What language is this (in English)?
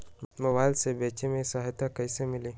Magahi